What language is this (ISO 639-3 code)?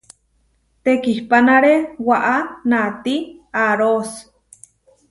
var